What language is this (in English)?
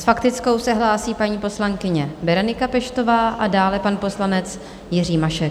Czech